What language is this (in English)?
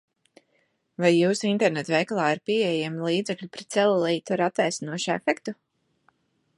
Latvian